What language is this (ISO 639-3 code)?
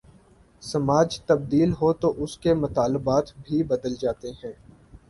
urd